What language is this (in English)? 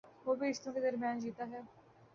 Urdu